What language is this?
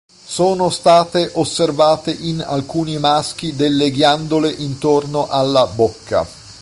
Italian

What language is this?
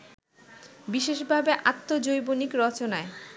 Bangla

